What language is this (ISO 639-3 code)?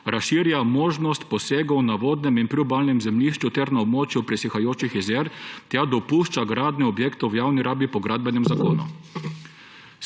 slv